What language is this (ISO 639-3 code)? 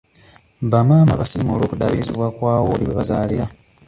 lug